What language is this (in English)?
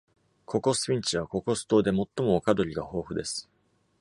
Japanese